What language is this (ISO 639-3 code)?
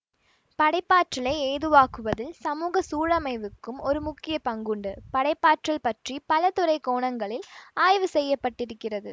tam